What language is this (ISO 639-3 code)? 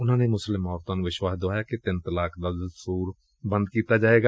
pan